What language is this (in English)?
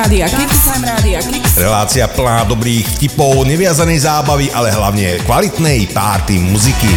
Slovak